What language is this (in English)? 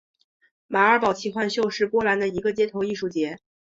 Chinese